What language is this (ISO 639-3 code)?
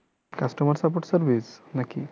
ben